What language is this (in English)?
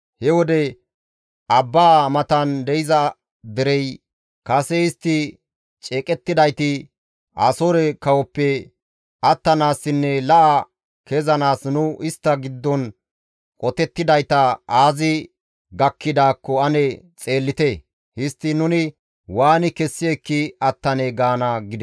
Gamo